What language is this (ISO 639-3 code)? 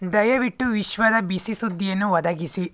kan